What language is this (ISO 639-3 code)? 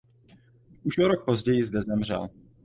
ces